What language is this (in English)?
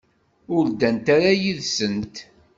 Kabyle